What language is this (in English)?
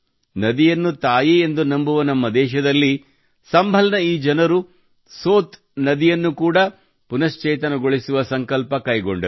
Kannada